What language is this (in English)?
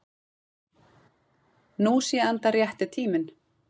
Icelandic